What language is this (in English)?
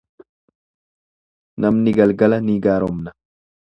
Oromo